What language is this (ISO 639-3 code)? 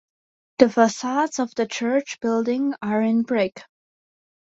eng